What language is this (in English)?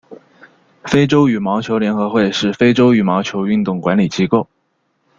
Chinese